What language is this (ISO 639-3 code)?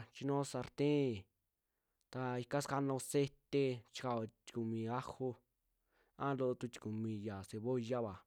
jmx